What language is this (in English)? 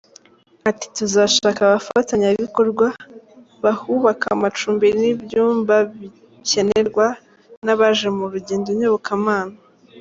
Kinyarwanda